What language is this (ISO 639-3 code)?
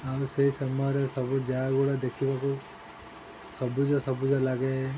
ori